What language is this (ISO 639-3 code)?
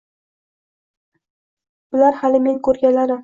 uzb